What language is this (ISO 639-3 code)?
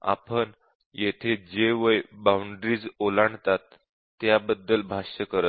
mar